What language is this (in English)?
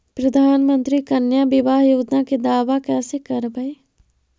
Magahi